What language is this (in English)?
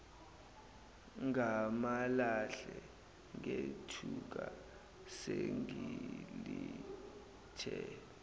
Zulu